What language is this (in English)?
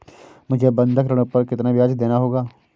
Hindi